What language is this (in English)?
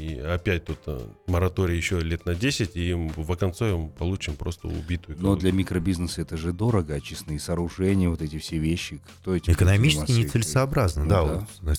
Russian